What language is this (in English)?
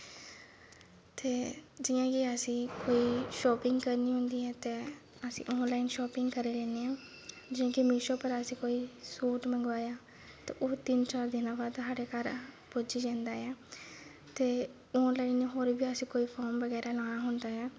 Dogri